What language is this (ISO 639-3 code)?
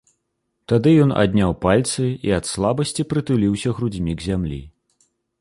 bel